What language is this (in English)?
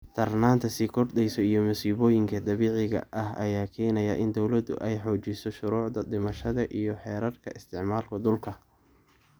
Somali